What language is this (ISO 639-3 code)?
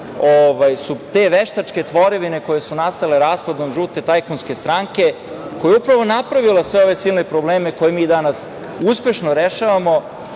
srp